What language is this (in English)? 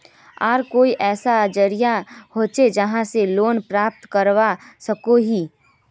Magahi